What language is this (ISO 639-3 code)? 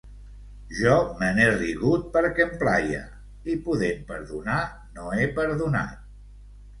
cat